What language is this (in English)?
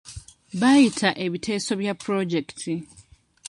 Ganda